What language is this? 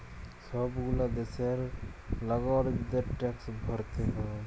Bangla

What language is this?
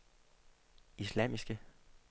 Danish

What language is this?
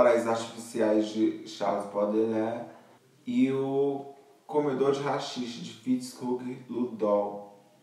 Portuguese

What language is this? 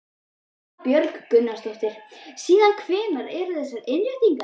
Icelandic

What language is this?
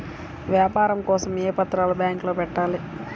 Telugu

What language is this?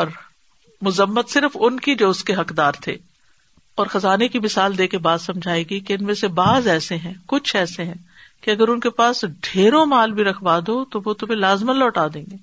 Urdu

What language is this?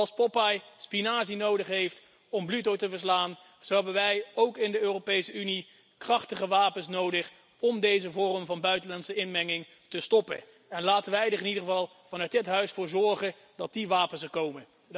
Dutch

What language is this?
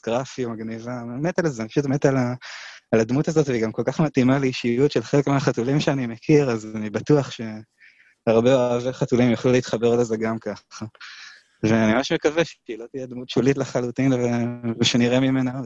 Hebrew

